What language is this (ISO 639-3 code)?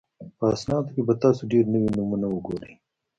pus